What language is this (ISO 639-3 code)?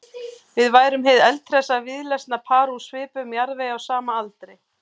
isl